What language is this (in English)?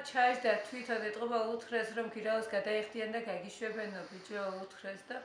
Turkish